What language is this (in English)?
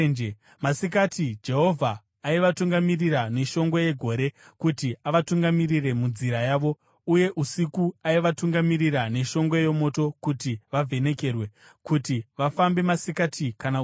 Shona